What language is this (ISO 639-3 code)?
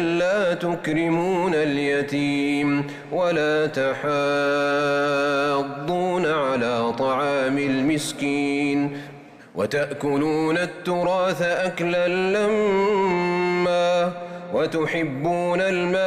ara